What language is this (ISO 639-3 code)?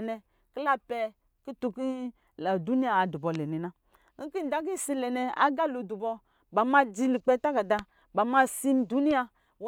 mgi